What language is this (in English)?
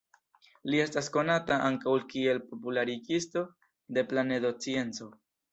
Esperanto